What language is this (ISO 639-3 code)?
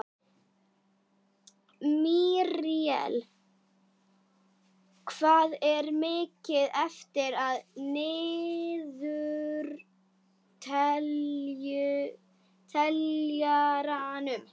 isl